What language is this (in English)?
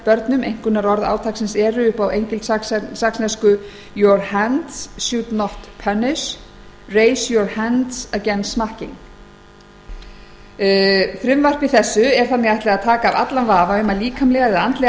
Icelandic